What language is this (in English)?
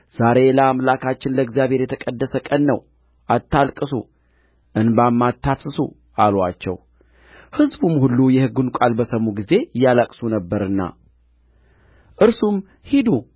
Amharic